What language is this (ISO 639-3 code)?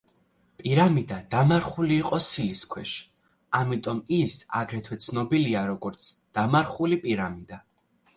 kat